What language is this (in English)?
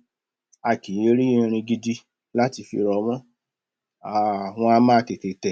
Yoruba